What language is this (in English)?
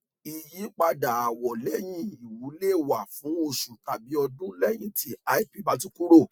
Yoruba